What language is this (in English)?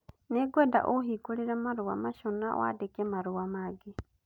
Kikuyu